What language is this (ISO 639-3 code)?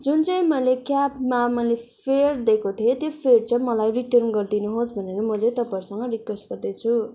nep